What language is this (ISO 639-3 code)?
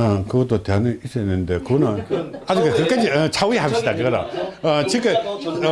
kor